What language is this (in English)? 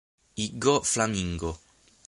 Italian